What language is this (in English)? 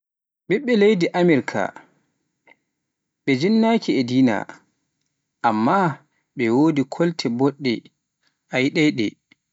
Pular